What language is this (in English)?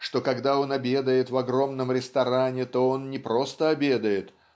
Russian